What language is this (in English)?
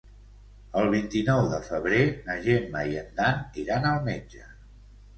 Catalan